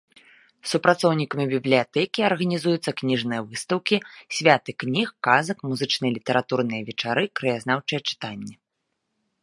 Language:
Belarusian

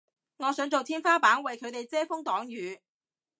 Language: Cantonese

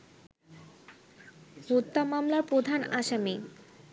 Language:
Bangla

